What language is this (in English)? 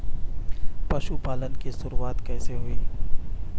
Hindi